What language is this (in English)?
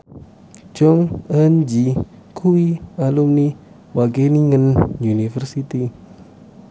Javanese